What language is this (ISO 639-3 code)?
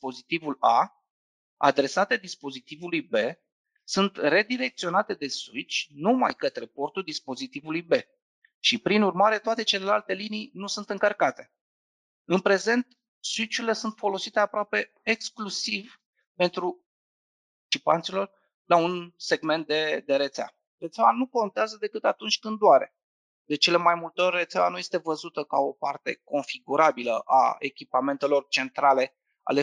ron